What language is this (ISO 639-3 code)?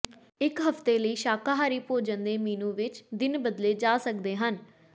pan